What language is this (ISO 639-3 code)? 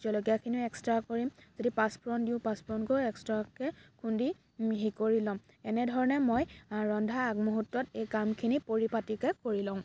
asm